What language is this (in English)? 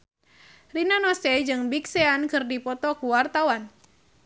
Sundanese